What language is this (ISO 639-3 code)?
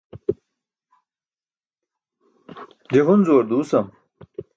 bsk